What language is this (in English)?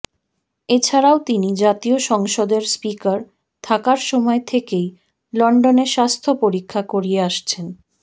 Bangla